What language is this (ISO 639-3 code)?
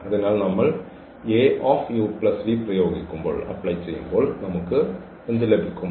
mal